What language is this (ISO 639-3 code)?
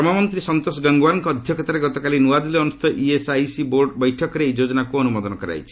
ori